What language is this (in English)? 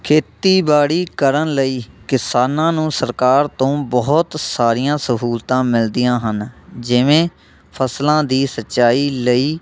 Punjabi